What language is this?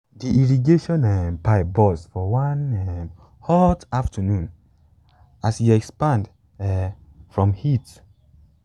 Nigerian Pidgin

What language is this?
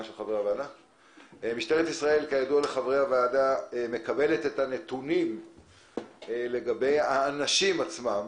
Hebrew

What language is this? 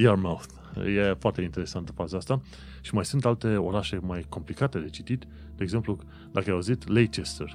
Romanian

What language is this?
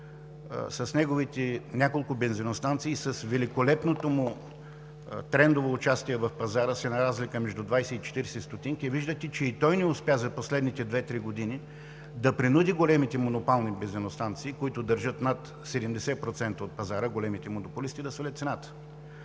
Bulgarian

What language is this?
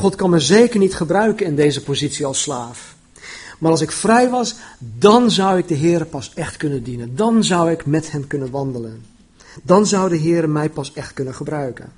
Dutch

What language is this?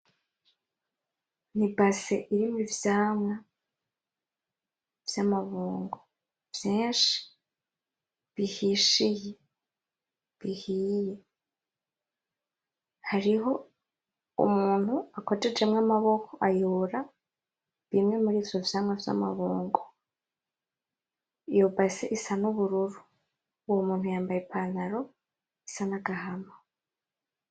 Rundi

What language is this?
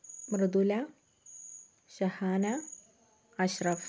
Malayalam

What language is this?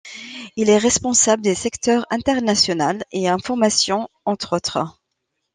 French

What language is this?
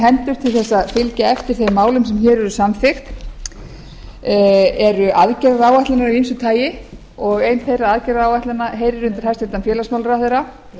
Icelandic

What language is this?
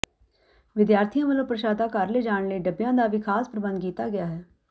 Punjabi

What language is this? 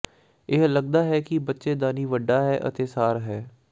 Punjabi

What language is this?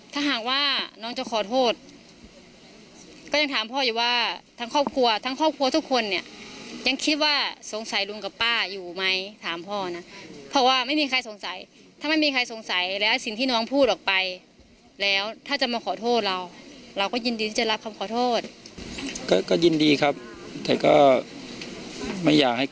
Thai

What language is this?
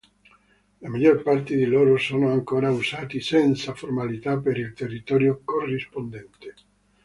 Italian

